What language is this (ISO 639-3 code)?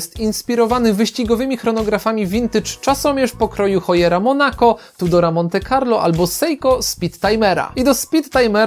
pol